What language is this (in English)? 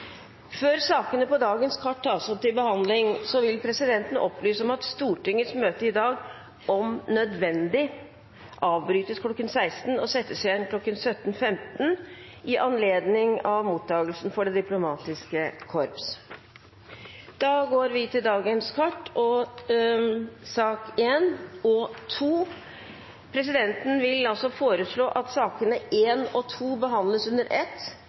Norwegian Bokmål